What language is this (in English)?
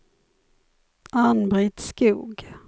Swedish